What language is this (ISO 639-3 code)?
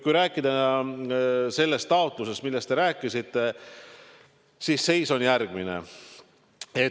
est